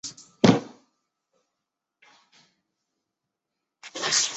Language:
Chinese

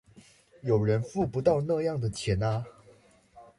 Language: Chinese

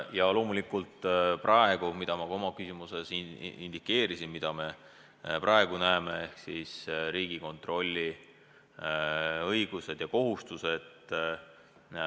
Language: Estonian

